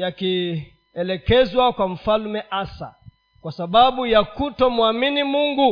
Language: Swahili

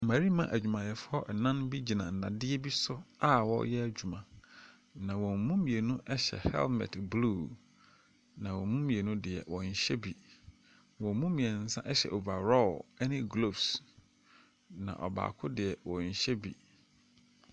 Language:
Akan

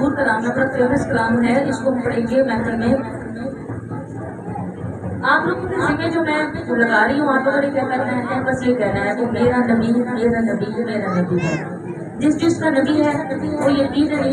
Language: Arabic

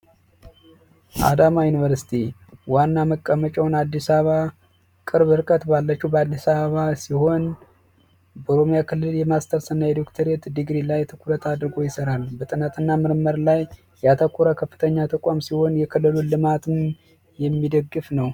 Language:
Amharic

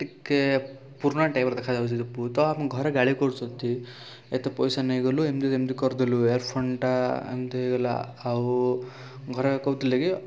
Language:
Odia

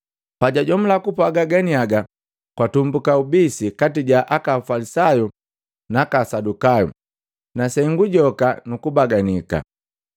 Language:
Matengo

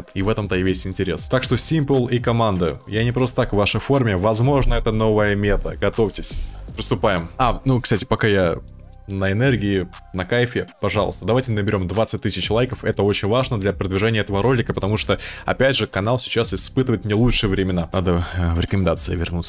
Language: Russian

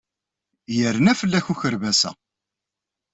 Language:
Kabyle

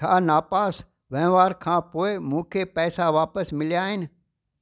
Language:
Sindhi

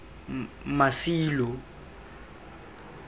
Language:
Tswana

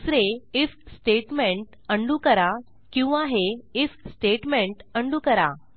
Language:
Marathi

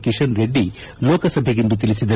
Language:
Kannada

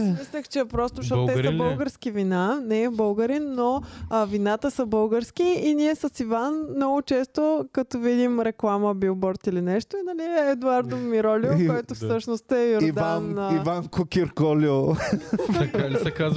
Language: Bulgarian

